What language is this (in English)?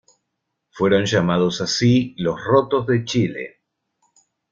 Spanish